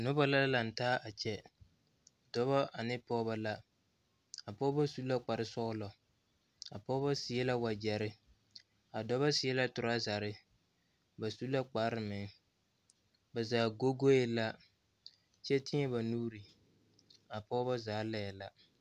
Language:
Southern Dagaare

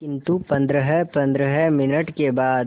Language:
Hindi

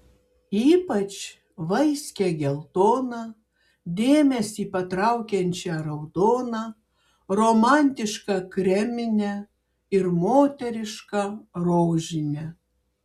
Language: Lithuanian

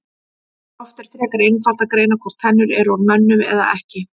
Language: Icelandic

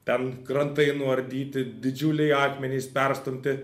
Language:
Lithuanian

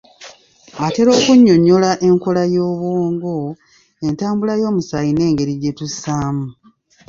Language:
Ganda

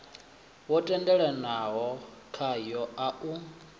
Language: Venda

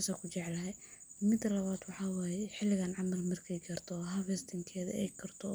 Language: Somali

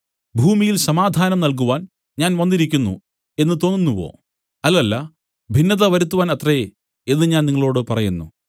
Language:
Malayalam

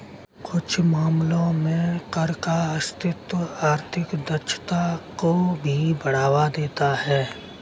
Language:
Hindi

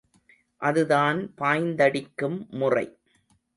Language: Tamil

